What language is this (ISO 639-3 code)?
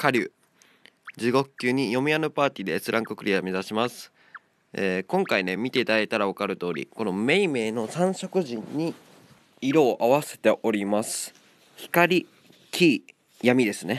jpn